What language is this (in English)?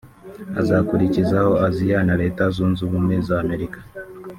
Kinyarwanda